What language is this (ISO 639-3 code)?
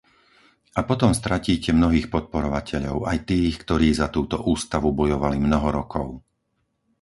slk